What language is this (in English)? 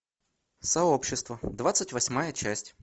Russian